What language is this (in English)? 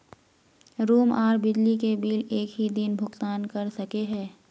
Magahi